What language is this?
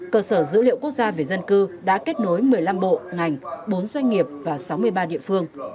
Vietnamese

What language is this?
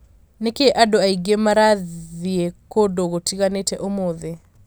Kikuyu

